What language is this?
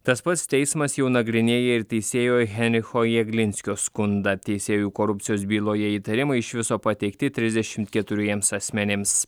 Lithuanian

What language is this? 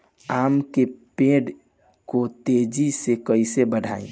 Bhojpuri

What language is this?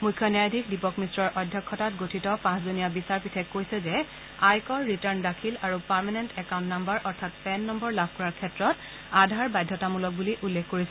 Assamese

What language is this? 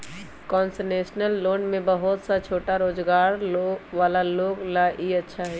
Magahi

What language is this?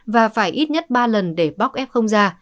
Vietnamese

